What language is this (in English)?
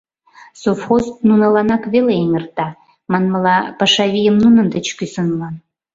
Mari